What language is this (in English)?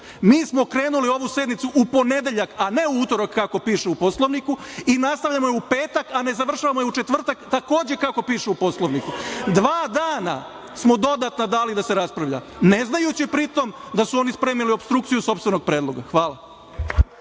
Serbian